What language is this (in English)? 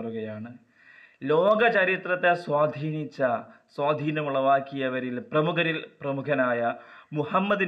Malayalam